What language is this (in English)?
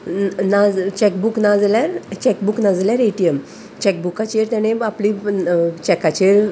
Konkani